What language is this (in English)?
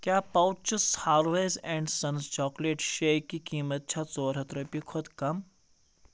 Kashmiri